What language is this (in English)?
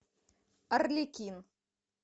Russian